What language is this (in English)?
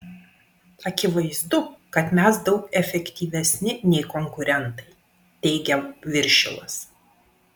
Lithuanian